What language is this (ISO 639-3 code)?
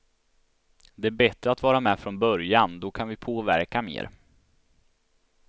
swe